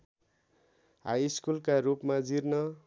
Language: Nepali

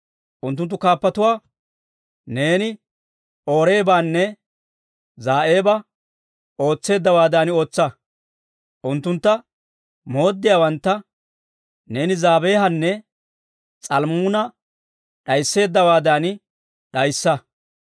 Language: Dawro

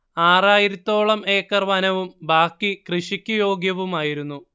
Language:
Malayalam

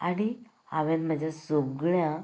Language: Konkani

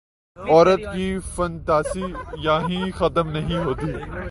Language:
Urdu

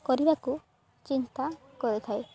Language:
Odia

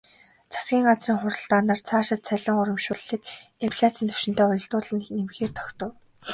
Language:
Mongolian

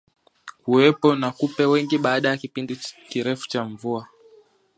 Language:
Swahili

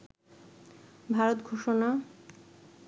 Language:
Bangla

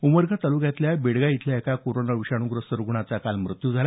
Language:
Marathi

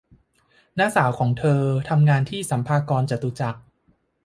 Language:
Thai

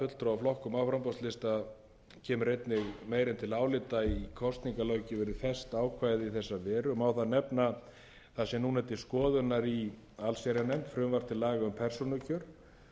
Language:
Icelandic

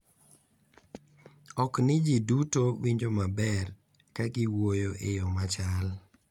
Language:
Luo (Kenya and Tanzania)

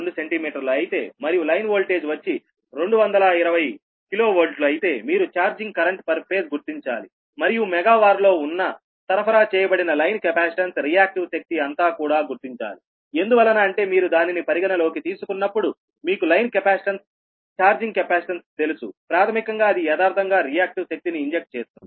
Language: Telugu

